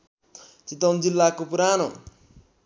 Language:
Nepali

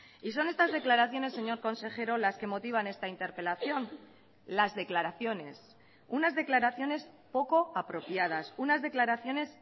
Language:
Spanish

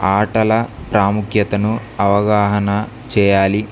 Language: Telugu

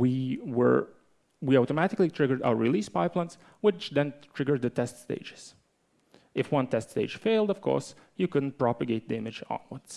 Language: English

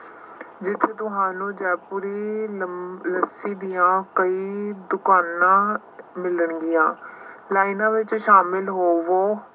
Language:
Punjabi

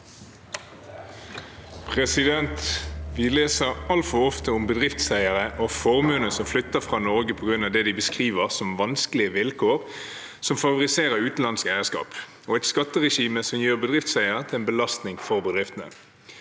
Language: Norwegian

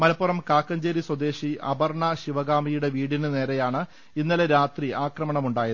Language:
Malayalam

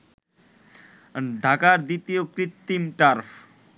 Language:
Bangla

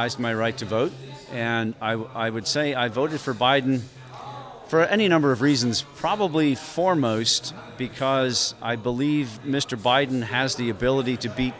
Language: Danish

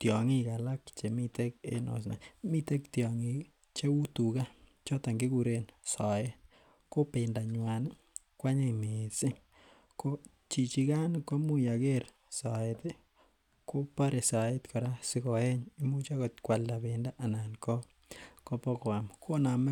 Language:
Kalenjin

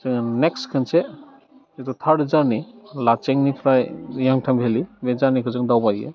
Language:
Bodo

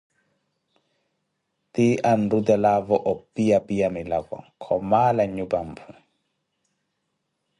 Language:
Koti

